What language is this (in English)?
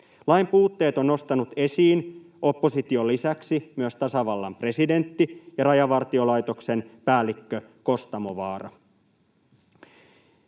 Finnish